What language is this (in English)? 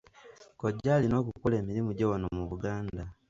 Ganda